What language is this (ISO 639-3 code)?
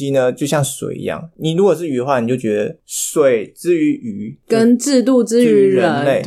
zho